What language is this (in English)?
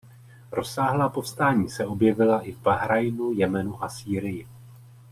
Czech